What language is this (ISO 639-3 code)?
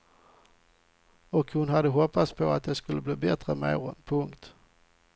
swe